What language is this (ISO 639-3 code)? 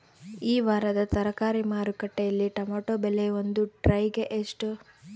kan